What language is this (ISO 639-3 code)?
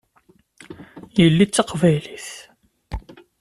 kab